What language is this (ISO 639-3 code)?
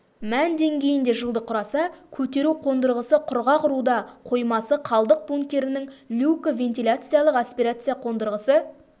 kaz